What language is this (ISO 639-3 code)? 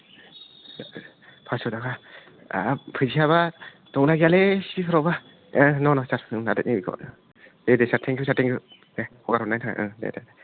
brx